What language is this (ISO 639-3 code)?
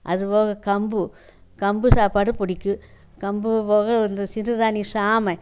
tam